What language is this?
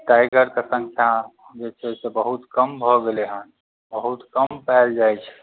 Maithili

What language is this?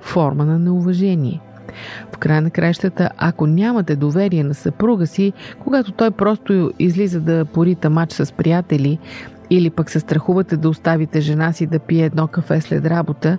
Bulgarian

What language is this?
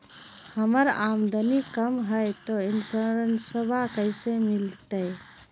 Magahi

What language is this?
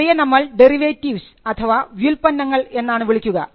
Malayalam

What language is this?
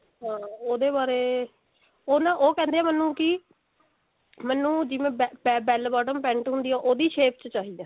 Punjabi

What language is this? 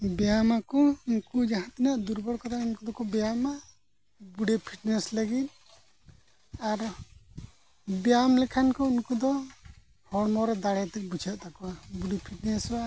Santali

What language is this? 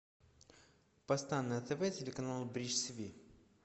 Russian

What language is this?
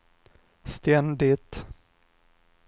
Swedish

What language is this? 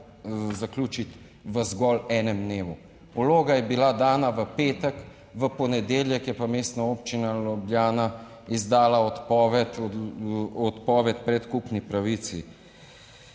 Slovenian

